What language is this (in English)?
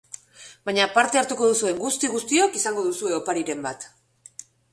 Basque